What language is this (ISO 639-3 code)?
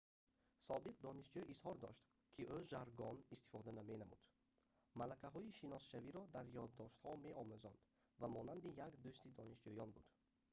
tgk